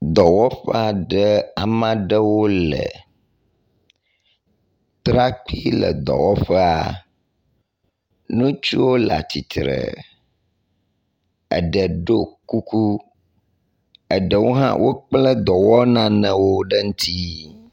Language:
Ewe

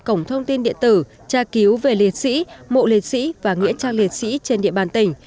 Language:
Vietnamese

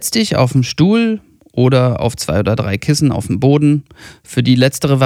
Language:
German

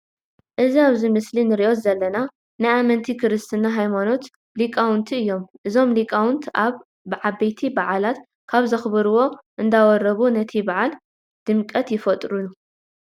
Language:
Tigrinya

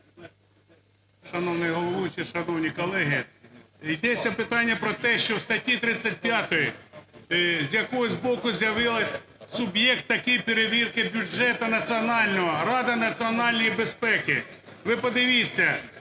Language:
Ukrainian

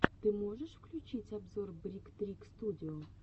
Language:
Russian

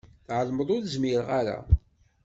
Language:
Kabyle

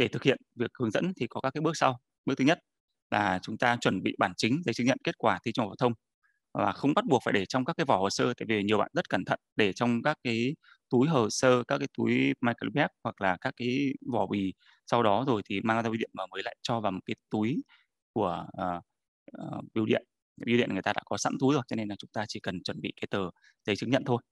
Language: Vietnamese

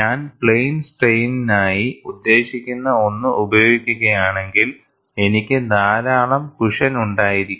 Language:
Malayalam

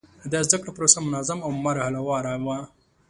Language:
Pashto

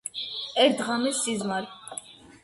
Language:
Georgian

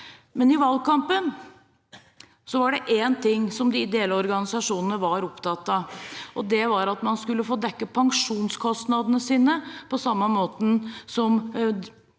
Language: Norwegian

